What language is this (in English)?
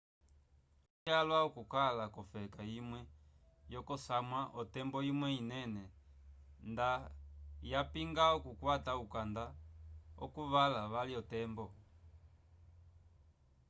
Umbundu